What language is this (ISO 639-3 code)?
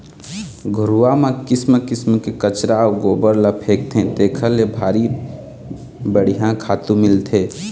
hne